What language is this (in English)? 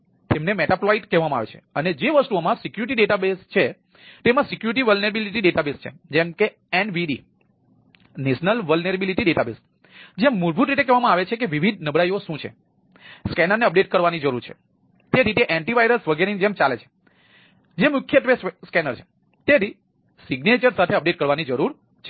Gujarati